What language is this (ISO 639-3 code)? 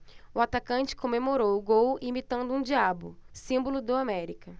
por